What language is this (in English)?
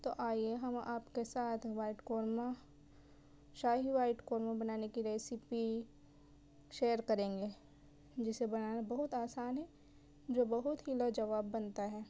Urdu